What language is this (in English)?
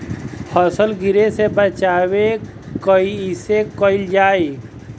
Bhojpuri